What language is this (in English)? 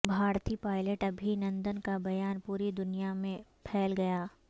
Urdu